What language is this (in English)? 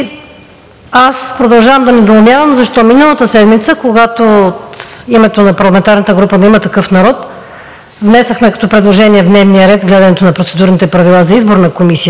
Bulgarian